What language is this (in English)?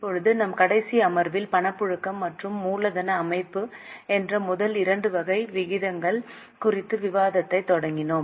Tamil